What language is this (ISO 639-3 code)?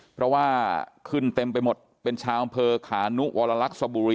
tha